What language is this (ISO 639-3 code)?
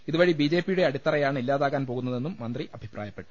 mal